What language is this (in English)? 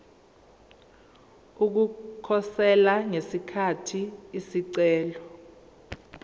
Zulu